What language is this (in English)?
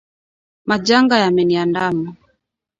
Swahili